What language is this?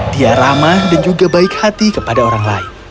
Indonesian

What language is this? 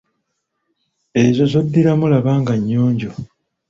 Ganda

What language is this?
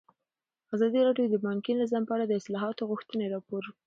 Pashto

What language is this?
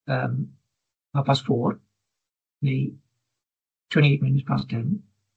Welsh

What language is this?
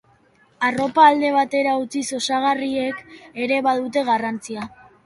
Basque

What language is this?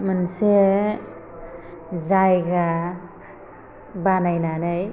Bodo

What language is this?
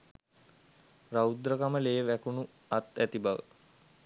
Sinhala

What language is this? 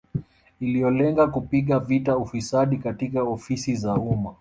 Swahili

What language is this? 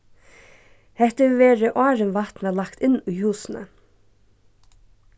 Faroese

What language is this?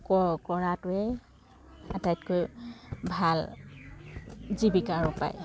Assamese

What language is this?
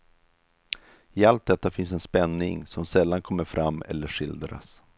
Swedish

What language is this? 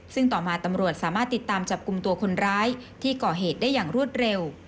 Thai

